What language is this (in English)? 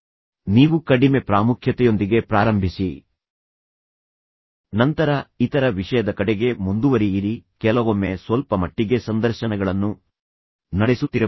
Kannada